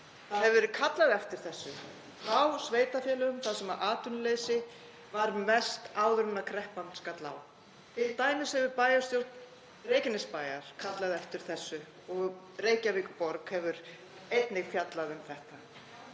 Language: Icelandic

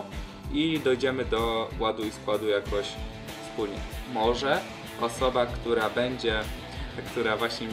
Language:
Polish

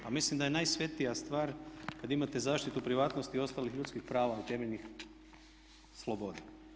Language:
Croatian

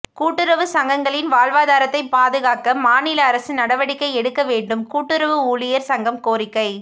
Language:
Tamil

